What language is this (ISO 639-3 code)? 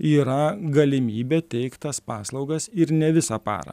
lit